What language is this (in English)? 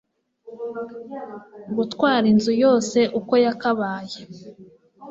Kinyarwanda